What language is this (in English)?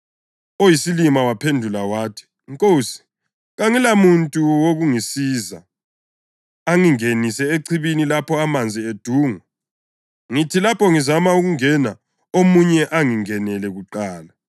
North Ndebele